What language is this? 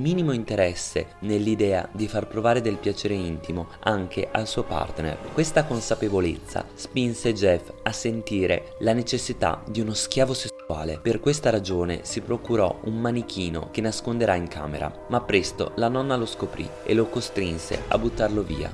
Italian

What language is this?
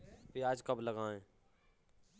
Hindi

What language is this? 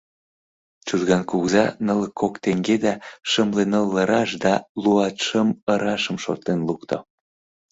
Mari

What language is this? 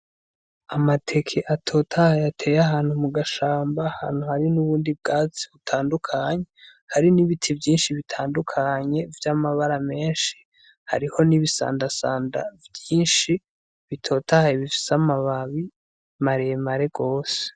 Rundi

